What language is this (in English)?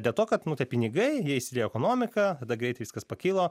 Lithuanian